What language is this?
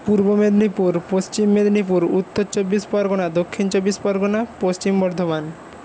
Bangla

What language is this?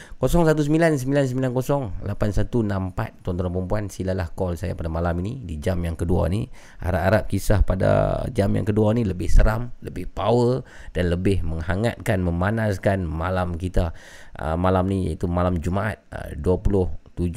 Malay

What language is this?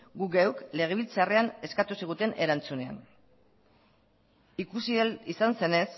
Basque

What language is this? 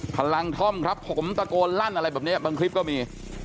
Thai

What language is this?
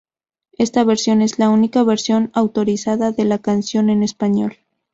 Spanish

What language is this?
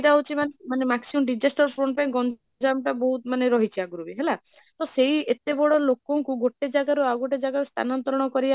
Odia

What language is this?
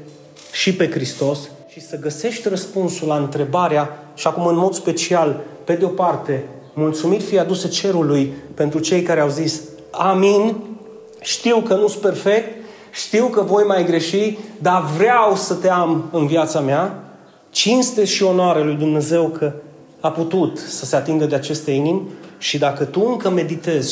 Romanian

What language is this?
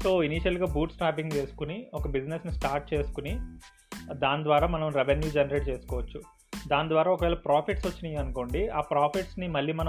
Telugu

